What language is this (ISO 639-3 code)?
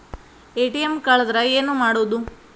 kan